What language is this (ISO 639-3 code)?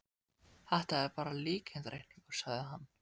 isl